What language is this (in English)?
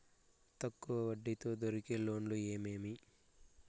Telugu